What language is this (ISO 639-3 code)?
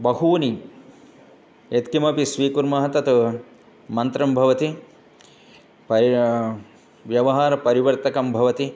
san